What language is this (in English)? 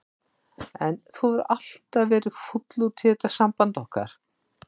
Icelandic